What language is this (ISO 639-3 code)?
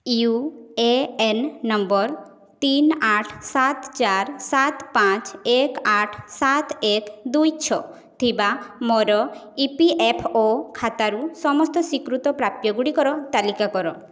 ori